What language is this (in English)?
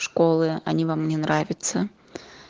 Russian